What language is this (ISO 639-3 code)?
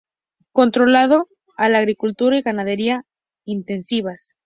spa